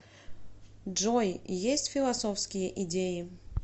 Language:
Russian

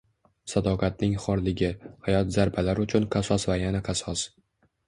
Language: Uzbek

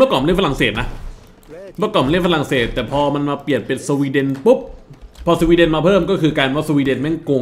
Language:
Thai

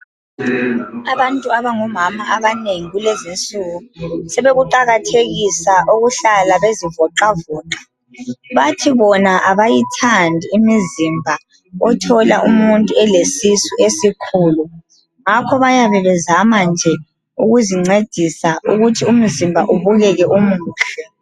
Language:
North Ndebele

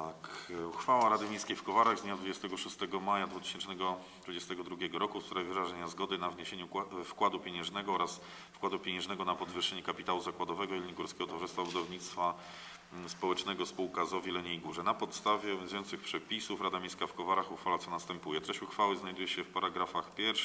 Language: Polish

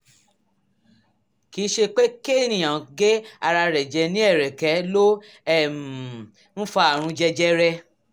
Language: Yoruba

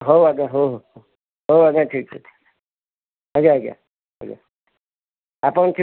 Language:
Odia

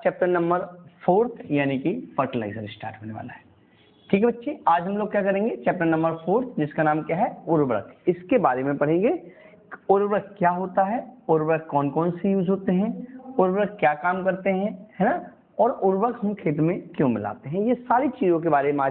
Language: Hindi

